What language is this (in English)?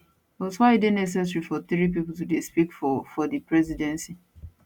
Nigerian Pidgin